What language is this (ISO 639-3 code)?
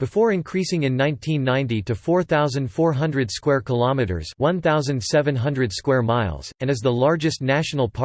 eng